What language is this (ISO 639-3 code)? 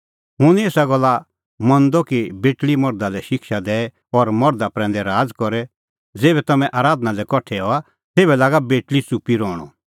kfx